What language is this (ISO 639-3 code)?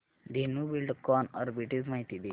mar